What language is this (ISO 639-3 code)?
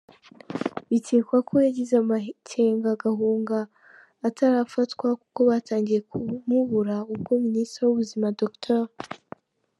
kin